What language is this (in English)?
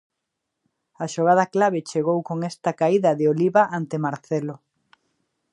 Galician